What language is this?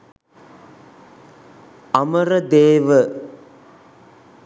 Sinhala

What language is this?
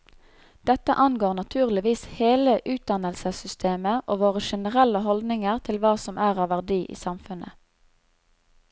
Norwegian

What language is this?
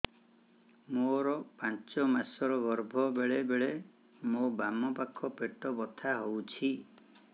Odia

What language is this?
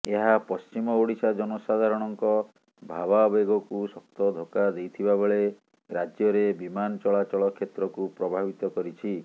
Odia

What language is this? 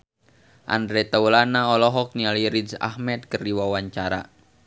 Sundanese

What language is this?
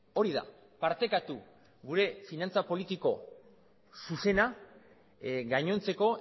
Basque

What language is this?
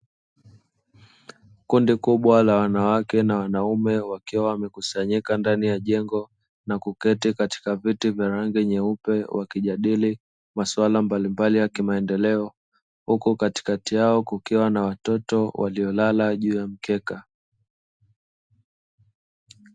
Swahili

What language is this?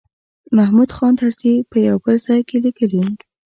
Pashto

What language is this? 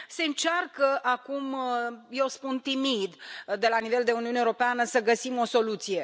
Romanian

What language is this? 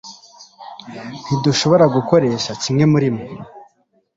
Kinyarwanda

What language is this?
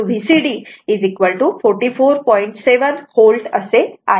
Marathi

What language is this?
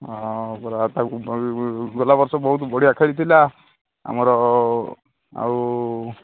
Odia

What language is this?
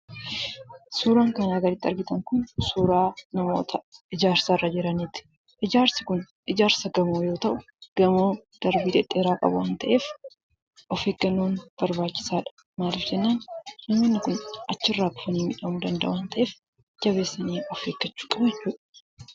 Oromo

